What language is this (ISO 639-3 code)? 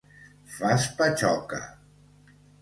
cat